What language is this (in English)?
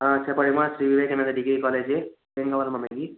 Telugu